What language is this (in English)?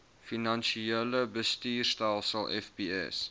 Afrikaans